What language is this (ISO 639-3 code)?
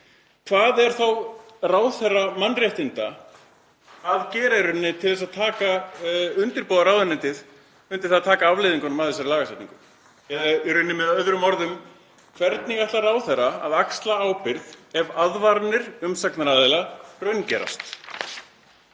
isl